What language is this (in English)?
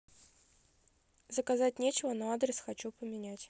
Russian